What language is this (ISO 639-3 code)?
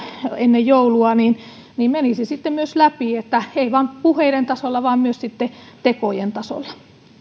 fin